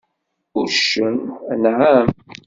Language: Kabyle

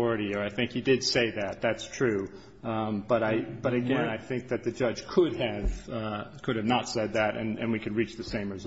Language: English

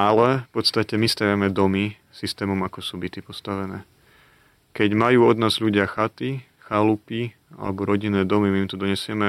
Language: Slovak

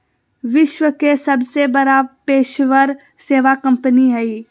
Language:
Magahi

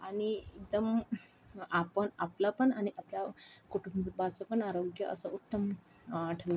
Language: Marathi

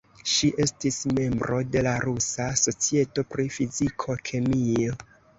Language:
Esperanto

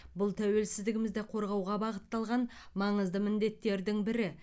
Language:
Kazakh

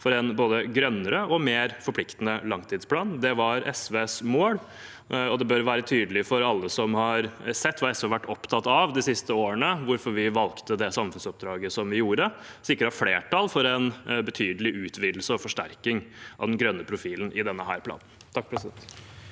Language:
Norwegian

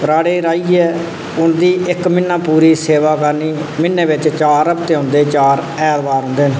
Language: Dogri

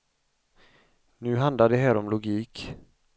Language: Swedish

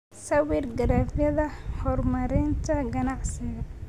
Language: Somali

